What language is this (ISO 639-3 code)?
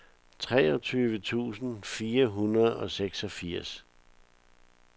dan